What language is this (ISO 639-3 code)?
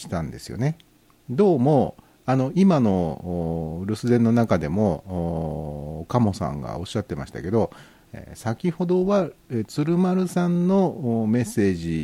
jpn